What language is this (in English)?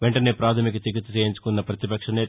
Telugu